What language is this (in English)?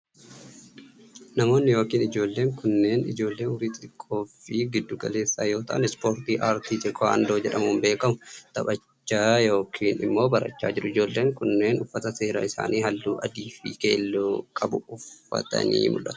Oromo